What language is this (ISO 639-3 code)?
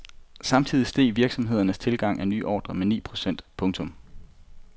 dan